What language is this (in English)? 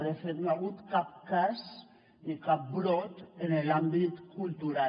Catalan